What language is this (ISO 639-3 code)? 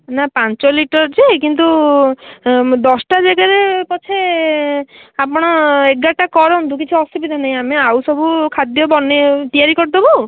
ori